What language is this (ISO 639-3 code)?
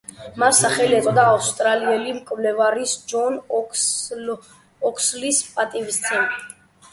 kat